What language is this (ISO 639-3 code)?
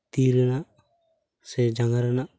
sat